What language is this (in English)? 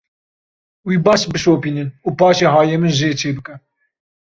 Kurdish